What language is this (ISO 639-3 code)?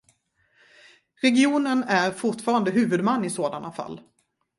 swe